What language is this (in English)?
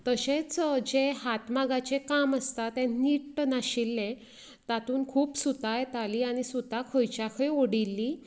Konkani